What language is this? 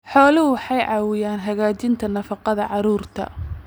Somali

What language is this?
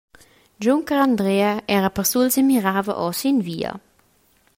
Romansh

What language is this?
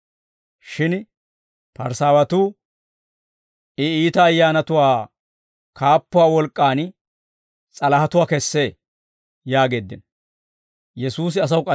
Dawro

